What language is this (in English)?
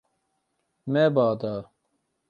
Kurdish